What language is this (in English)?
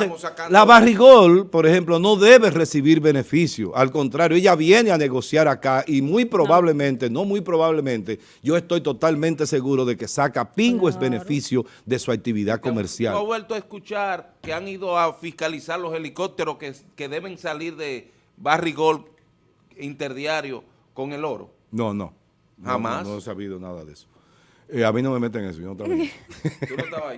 Spanish